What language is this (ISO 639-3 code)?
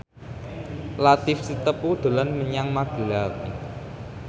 jav